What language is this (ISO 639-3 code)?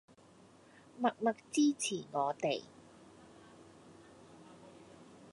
yue